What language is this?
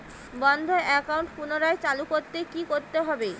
Bangla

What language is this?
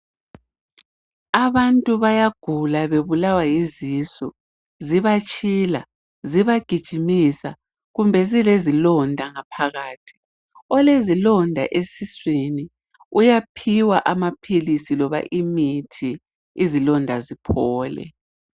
North Ndebele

